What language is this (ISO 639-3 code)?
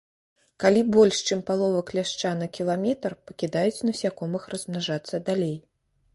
bel